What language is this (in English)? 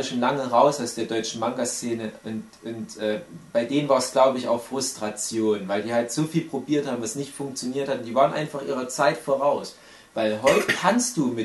German